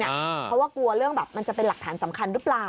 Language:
Thai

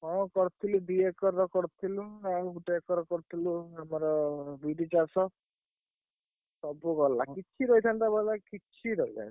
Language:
Odia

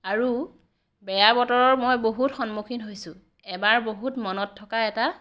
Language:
Assamese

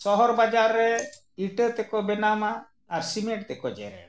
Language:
Santali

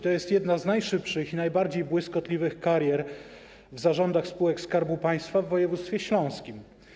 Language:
Polish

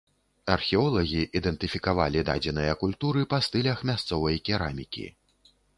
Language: Belarusian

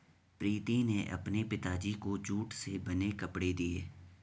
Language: Hindi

